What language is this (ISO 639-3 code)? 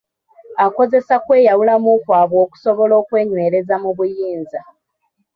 lug